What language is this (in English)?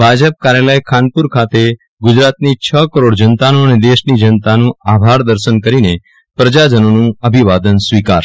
Gujarati